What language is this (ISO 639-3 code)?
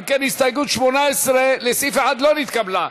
heb